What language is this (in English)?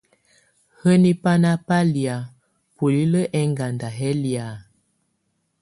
Tunen